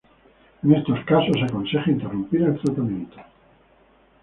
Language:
Spanish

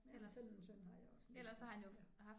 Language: Danish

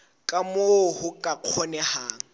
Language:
Southern Sotho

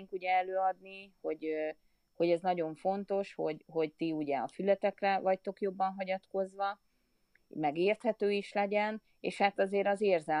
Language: Hungarian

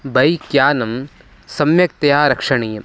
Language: Sanskrit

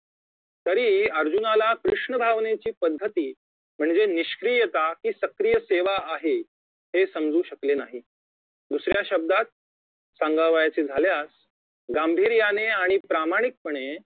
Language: Marathi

